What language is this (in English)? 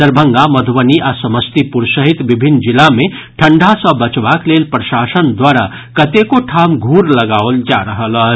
Maithili